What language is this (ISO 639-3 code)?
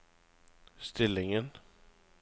nor